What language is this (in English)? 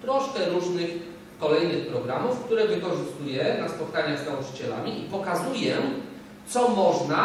Polish